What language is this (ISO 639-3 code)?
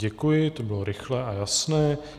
ces